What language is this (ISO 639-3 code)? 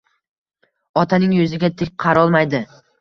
uzb